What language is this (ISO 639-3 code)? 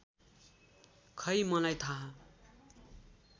nep